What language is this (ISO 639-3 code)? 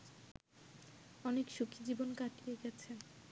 ben